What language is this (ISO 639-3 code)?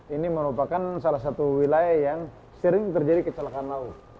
ind